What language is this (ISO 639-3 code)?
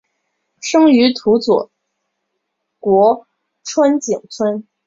zho